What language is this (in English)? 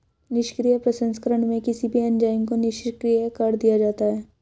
Hindi